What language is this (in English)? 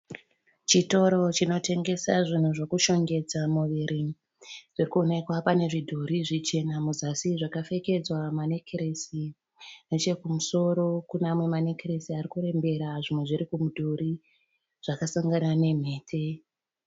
Shona